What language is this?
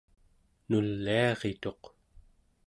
Central Yupik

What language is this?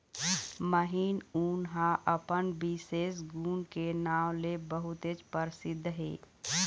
Chhattisgarhi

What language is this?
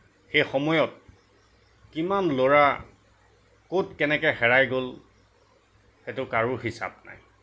Assamese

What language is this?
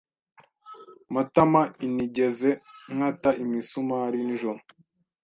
Kinyarwanda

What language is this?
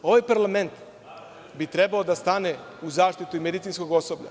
Serbian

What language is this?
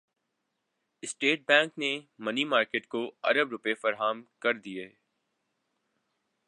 Urdu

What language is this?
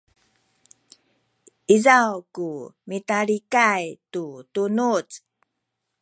Sakizaya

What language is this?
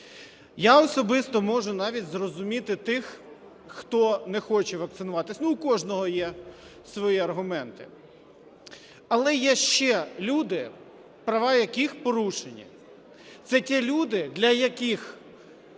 Ukrainian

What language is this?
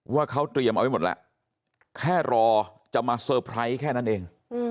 Thai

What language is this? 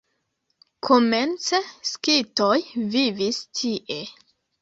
Esperanto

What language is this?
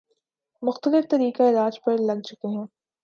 Urdu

